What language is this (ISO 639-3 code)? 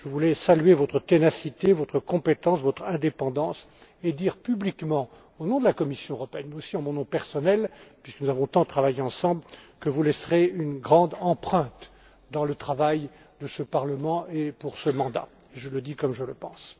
fra